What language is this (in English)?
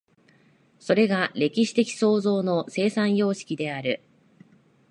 Japanese